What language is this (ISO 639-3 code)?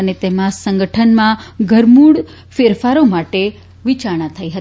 guj